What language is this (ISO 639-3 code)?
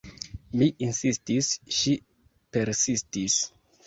epo